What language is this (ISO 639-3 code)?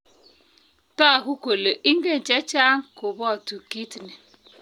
kln